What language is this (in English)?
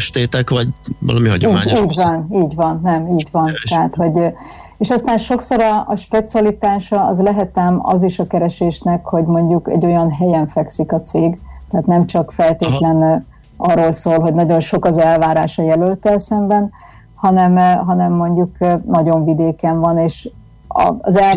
Hungarian